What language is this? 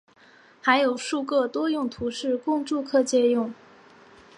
Chinese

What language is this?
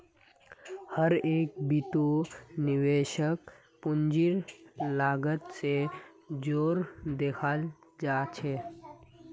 Magahi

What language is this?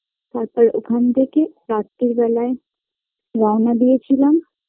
Bangla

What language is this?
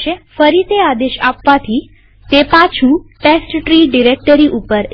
Gujarati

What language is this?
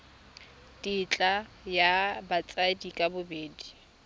Tswana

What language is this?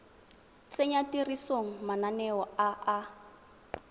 Tswana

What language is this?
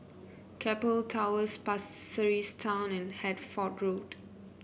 English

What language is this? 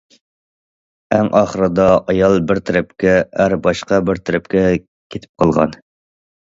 Uyghur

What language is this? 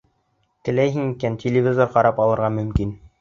Bashkir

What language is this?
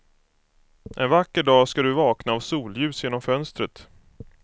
Swedish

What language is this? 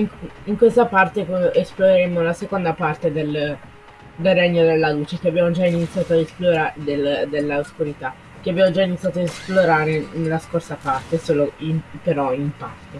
Italian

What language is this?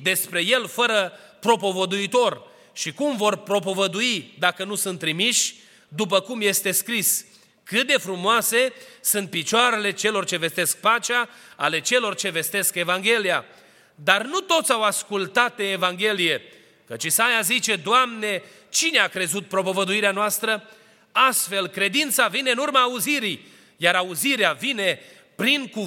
Romanian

